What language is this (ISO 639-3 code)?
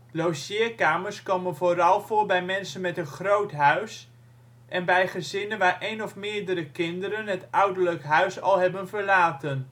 nld